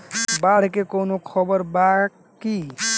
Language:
Bhojpuri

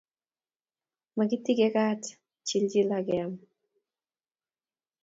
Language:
Kalenjin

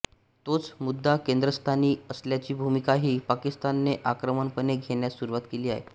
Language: Marathi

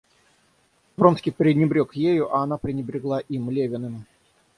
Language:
Russian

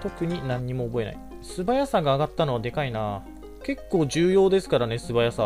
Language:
Japanese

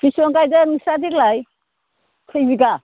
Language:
Bodo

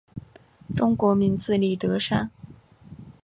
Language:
Chinese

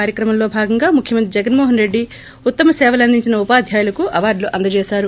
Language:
Telugu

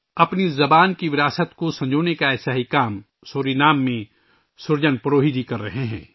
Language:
Urdu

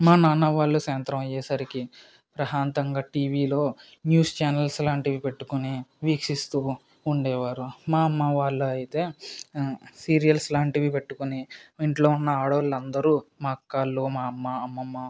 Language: Telugu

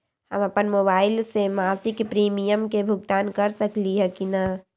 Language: Magahi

